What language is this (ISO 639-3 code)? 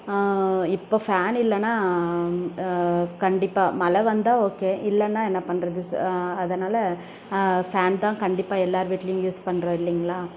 tam